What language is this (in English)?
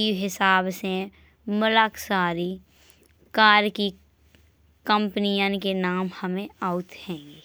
Bundeli